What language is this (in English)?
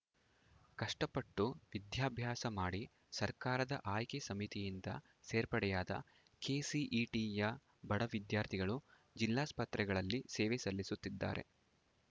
Kannada